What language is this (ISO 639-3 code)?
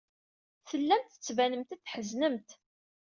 kab